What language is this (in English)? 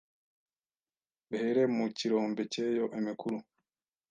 Kinyarwanda